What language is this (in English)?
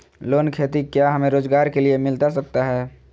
Magahi